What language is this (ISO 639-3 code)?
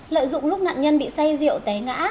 vie